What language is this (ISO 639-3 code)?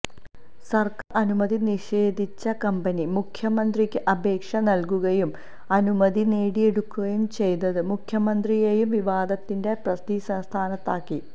mal